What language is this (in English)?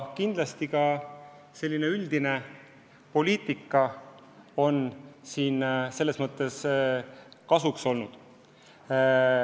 Estonian